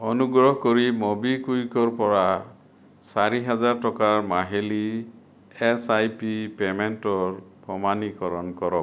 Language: Assamese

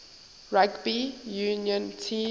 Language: English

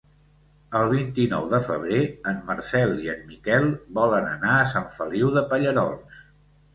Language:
Catalan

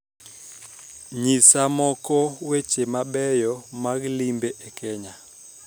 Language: Luo (Kenya and Tanzania)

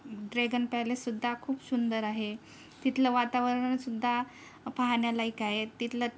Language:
Marathi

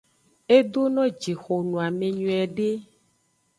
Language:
Aja (Benin)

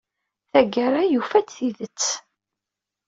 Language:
Kabyle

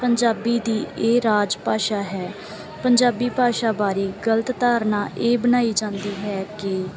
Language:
Punjabi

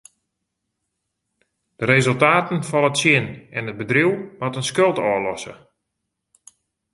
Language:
Western Frisian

